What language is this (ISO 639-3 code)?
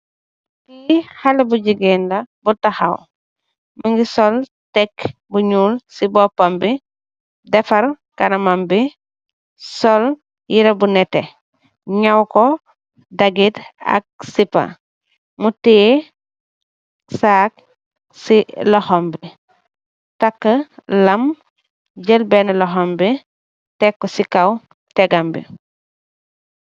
wol